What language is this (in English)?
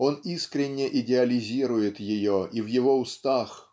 Russian